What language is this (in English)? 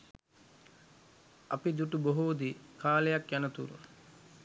Sinhala